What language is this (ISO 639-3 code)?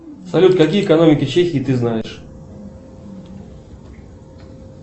rus